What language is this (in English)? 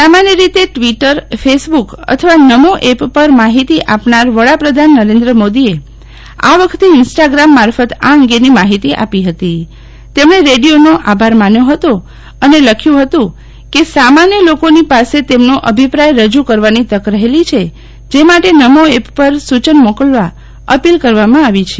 Gujarati